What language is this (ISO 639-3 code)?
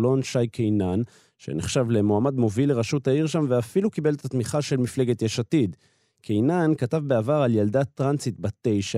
heb